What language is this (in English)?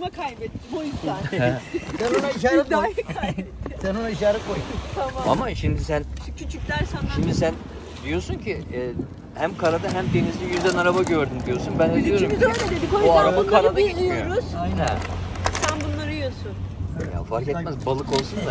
Turkish